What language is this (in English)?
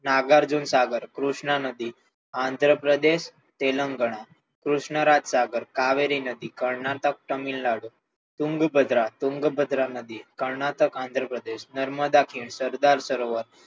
Gujarati